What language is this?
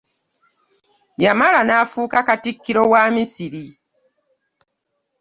Ganda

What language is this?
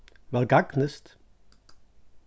Faroese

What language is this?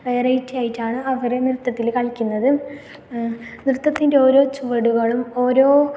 Malayalam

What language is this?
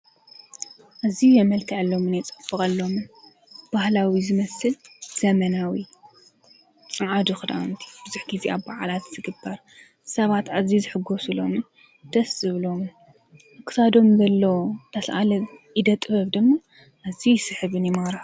Tigrinya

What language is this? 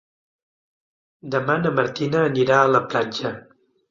Catalan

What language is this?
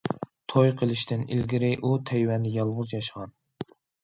Uyghur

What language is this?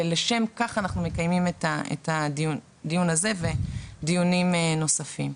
Hebrew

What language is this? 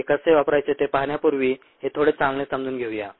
Marathi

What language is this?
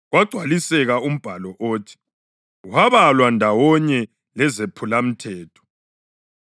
North Ndebele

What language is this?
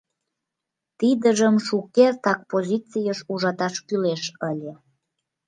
Mari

